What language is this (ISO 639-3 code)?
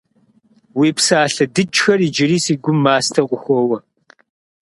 kbd